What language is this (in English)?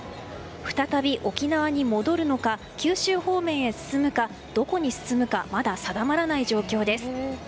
Japanese